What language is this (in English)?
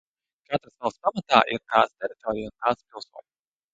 Latvian